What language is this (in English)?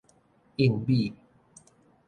Min Nan Chinese